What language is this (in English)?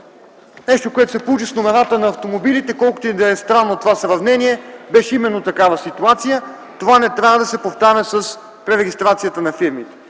Bulgarian